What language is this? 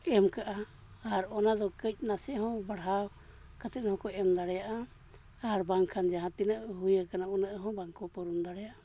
Santali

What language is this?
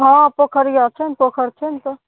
Maithili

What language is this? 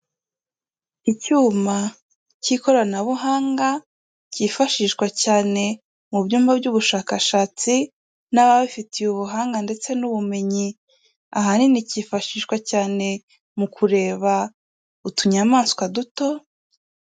Kinyarwanda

